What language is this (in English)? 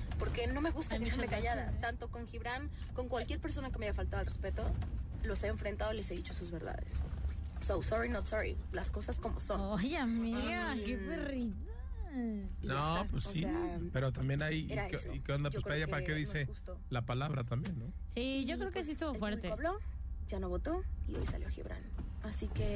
Spanish